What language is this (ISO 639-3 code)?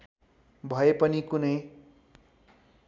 nep